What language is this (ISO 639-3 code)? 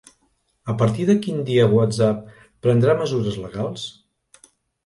cat